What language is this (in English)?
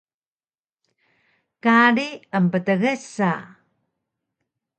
Taroko